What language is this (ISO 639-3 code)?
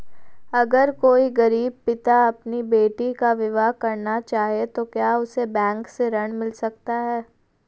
hin